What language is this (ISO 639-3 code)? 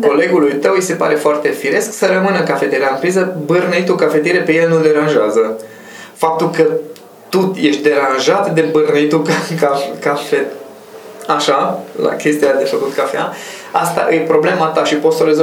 ron